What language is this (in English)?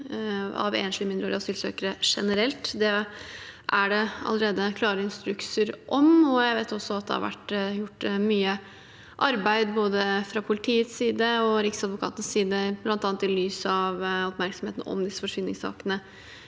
Norwegian